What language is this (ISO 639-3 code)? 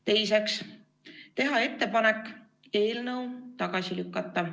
est